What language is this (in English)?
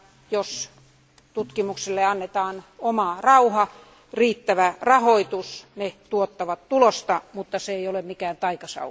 Finnish